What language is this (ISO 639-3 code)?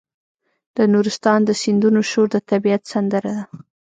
pus